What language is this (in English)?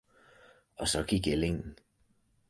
Danish